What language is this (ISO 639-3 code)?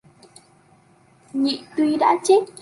vie